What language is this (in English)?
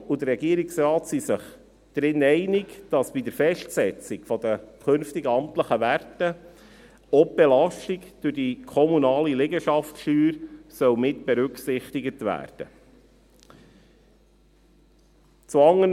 Swiss German